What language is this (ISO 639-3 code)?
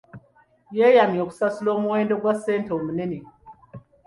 lug